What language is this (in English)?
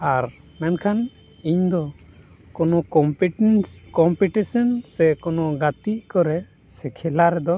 Santali